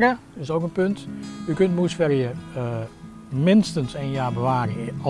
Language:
Dutch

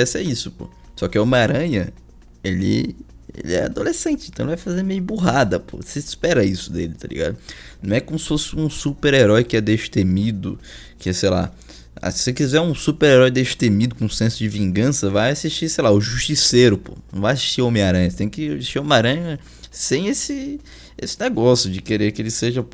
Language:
Portuguese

